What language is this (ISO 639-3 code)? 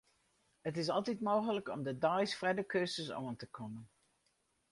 fry